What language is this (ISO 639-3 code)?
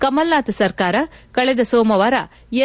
kan